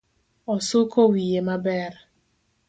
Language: Luo (Kenya and Tanzania)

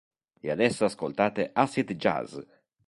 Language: Italian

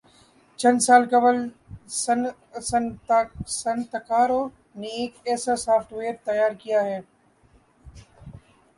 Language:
Urdu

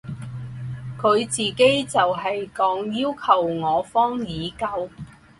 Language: Chinese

